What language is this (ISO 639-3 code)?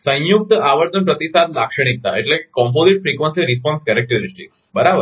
guj